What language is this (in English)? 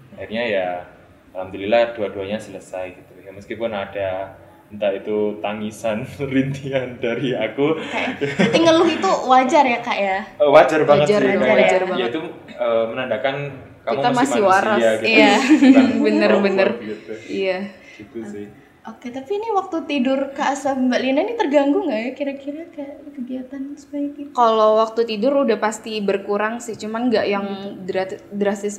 Indonesian